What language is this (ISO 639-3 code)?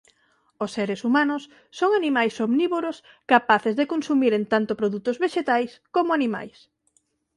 glg